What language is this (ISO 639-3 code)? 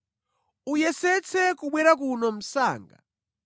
nya